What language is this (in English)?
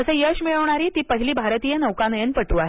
Marathi